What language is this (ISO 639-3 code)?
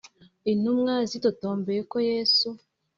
kin